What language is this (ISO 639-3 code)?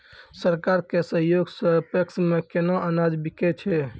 mai